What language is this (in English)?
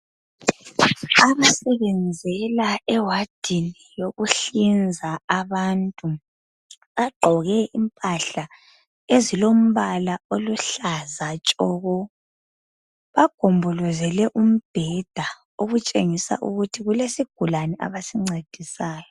North Ndebele